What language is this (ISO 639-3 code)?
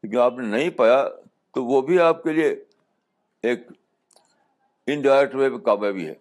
urd